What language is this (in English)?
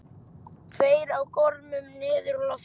Icelandic